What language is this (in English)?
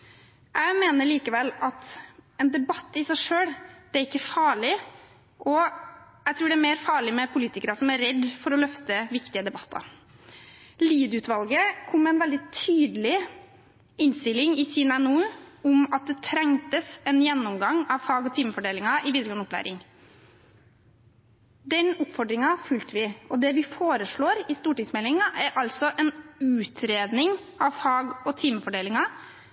Norwegian Bokmål